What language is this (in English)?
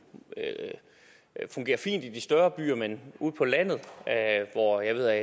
Danish